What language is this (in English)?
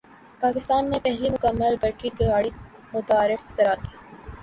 Urdu